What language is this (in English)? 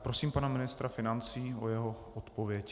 Czech